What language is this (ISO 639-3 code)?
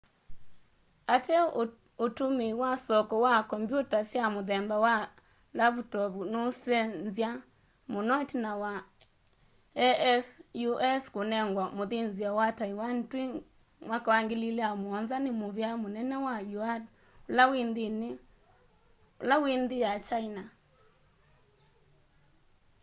kam